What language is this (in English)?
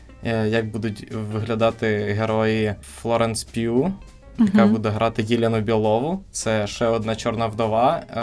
Ukrainian